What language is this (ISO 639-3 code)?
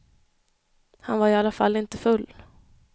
swe